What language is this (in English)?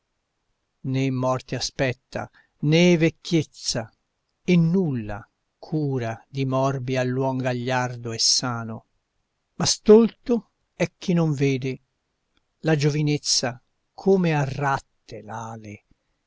Italian